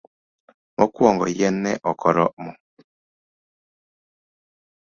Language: Luo (Kenya and Tanzania)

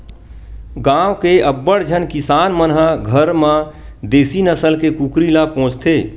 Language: Chhattisgarhi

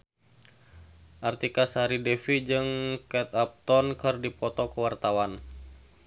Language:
Sundanese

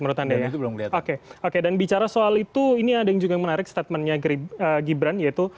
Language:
Indonesian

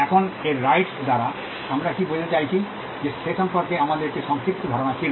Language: Bangla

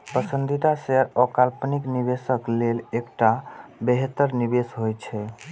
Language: Maithili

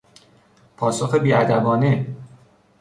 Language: Persian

